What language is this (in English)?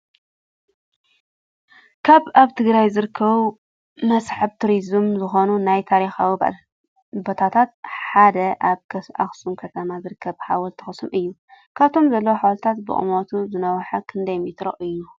Tigrinya